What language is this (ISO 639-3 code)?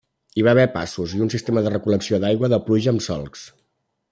cat